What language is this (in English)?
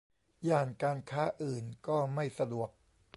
Thai